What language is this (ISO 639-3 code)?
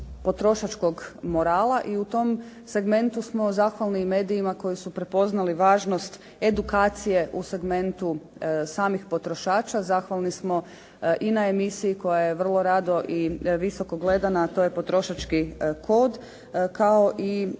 hrv